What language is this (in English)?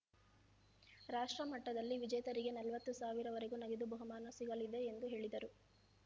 Kannada